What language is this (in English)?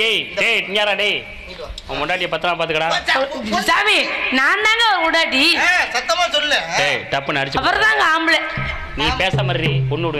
Arabic